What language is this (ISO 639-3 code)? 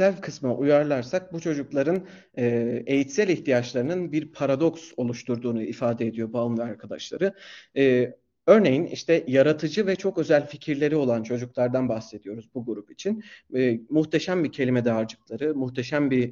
tur